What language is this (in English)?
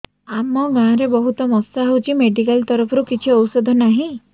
Odia